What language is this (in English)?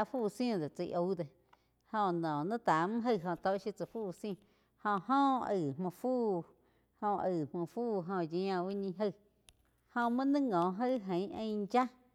Quiotepec Chinantec